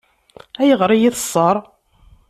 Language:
Kabyle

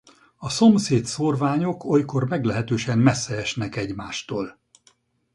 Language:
Hungarian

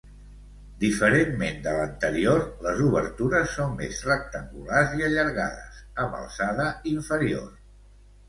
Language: Catalan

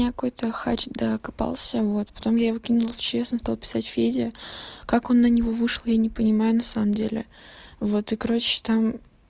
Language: Russian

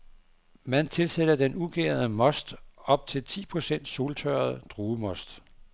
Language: Danish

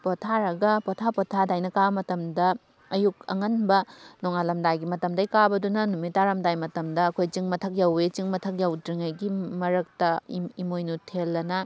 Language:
Manipuri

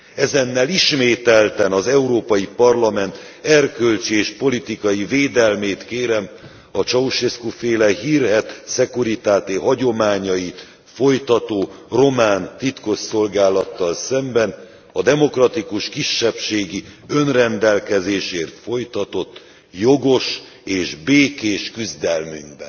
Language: Hungarian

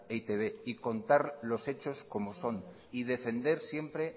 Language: Spanish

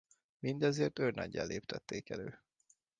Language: Hungarian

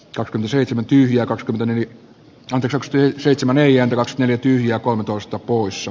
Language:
Finnish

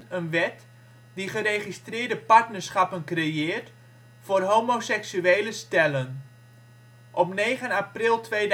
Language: Dutch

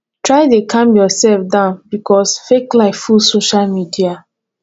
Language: Nigerian Pidgin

